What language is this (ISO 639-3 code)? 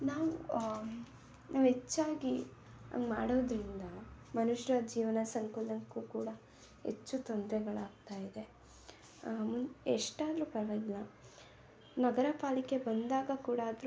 kan